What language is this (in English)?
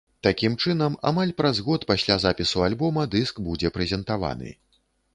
Belarusian